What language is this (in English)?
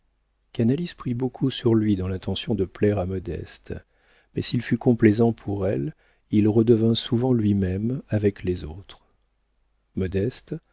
French